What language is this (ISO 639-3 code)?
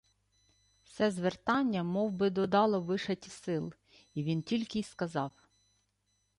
ukr